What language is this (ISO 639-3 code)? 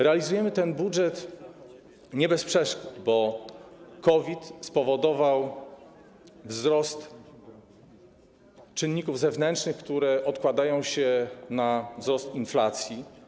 pol